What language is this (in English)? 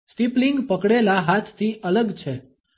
Gujarati